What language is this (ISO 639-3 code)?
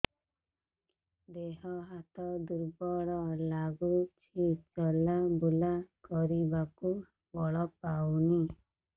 ori